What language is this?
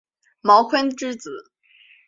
Chinese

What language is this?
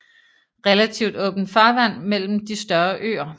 Danish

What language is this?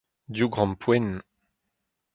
Breton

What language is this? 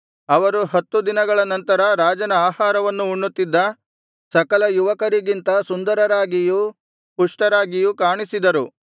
Kannada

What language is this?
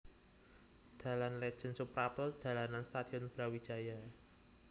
Javanese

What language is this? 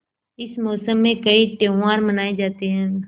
Hindi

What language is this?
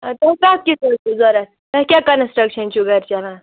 Kashmiri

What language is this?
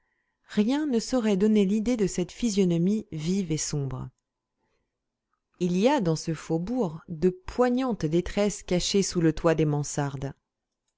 French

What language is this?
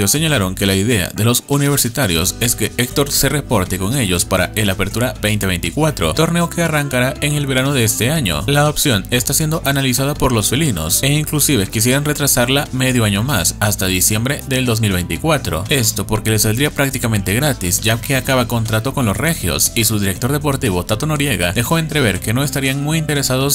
Spanish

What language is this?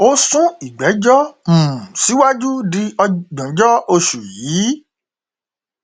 Yoruba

